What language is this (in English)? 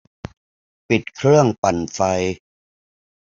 Thai